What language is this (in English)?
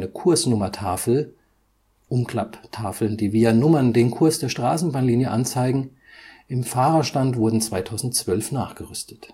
German